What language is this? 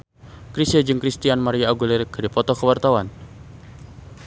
Sundanese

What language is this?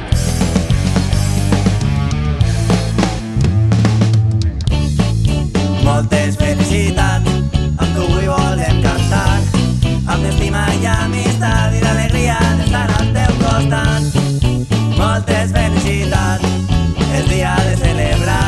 Catalan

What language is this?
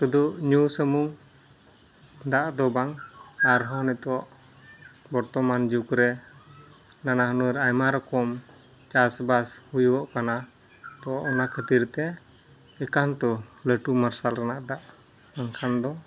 Santali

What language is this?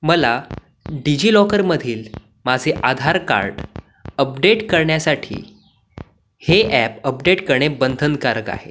Marathi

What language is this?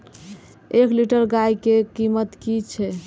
Maithili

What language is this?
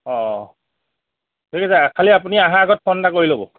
Assamese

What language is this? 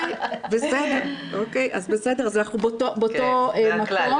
Hebrew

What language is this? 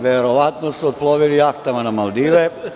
Serbian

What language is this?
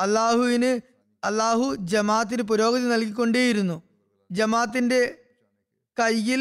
Malayalam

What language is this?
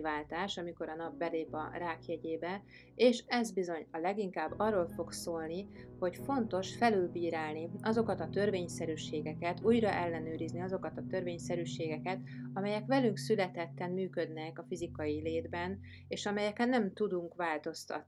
Hungarian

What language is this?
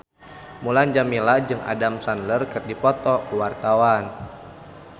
Sundanese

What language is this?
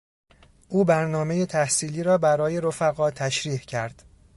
Persian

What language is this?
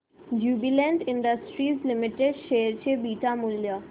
Marathi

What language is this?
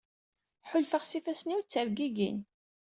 Kabyle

